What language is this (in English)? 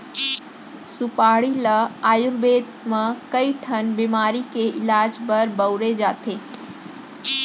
Chhattisgarhi